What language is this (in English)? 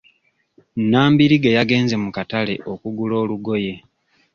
Ganda